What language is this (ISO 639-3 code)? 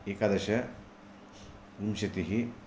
san